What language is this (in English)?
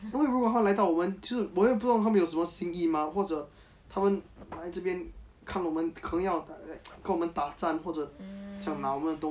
English